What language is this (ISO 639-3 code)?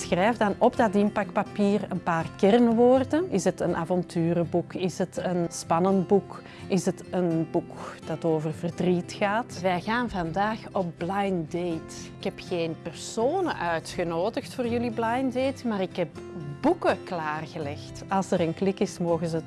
nld